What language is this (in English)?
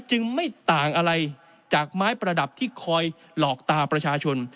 Thai